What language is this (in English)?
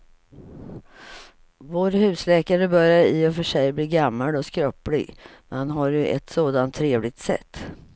Swedish